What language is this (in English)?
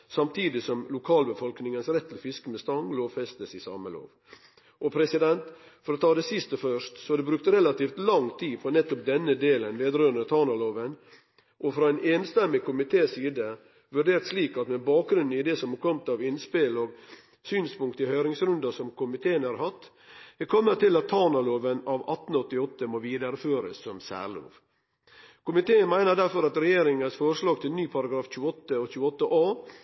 Norwegian Nynorsk